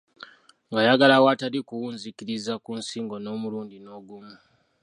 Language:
Ganda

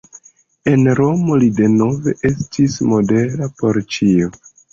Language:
Esperanto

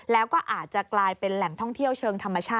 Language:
Thai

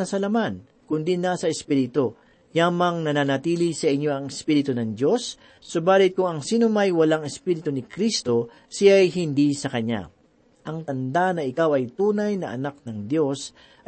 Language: Filipino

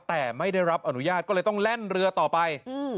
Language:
Thai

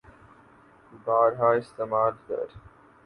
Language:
Urdu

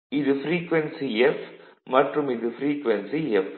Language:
Tamil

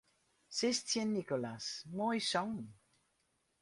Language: Western Frisian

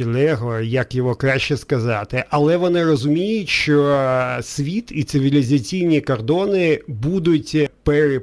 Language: Ukrainian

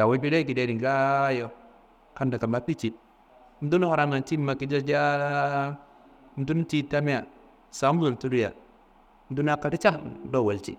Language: Kanembu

